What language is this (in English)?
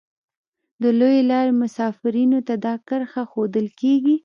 Pashto